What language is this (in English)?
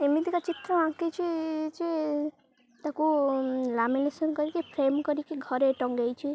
Odia